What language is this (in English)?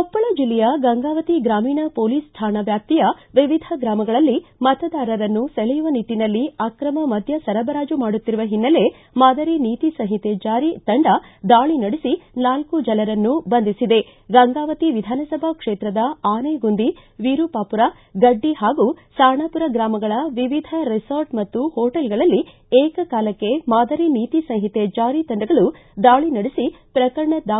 Kannada